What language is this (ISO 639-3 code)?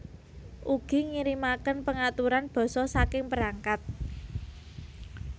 jav